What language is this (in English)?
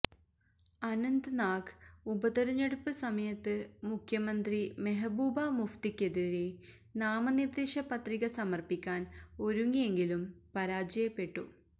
Malayalam